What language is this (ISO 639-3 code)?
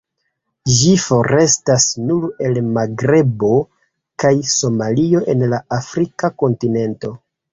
epo